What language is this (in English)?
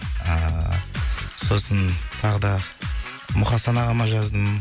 Kazakh